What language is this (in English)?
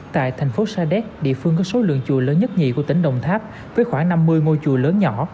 Vietnamese